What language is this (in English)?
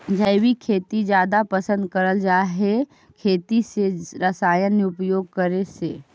Magahi